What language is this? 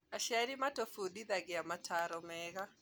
Kikuyu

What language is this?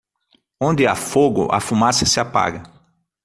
Portuguese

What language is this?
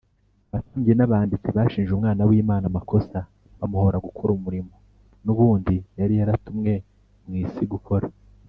Kinyarwanda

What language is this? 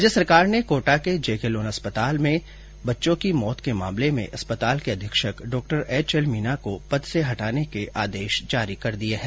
Hindi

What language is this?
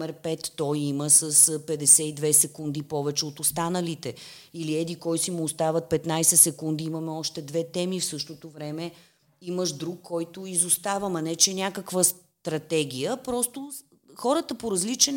Bulgarian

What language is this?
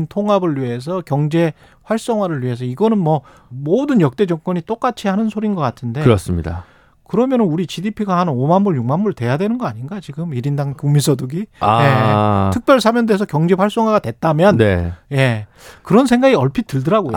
Korean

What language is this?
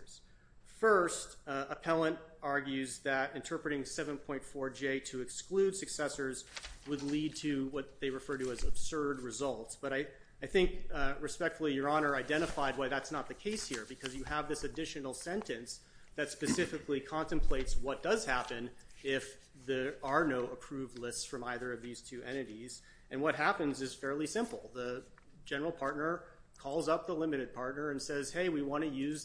English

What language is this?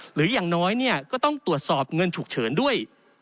Thai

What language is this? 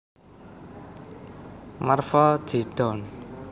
Javanese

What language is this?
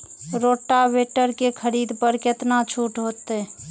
Maithili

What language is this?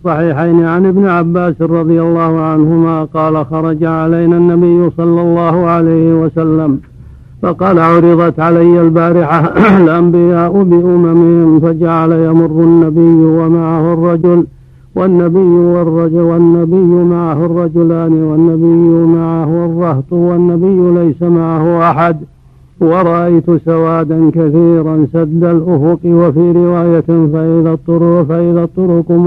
Arabic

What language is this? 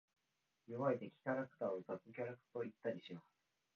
Japanese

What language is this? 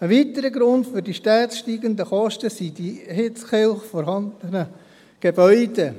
Swiss German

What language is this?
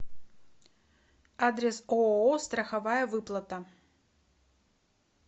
Russian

